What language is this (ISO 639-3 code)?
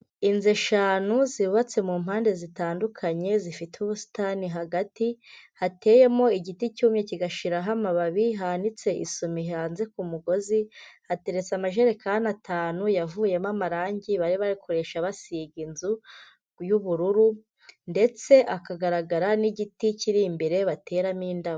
kin